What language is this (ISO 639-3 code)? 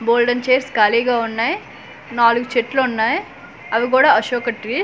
tel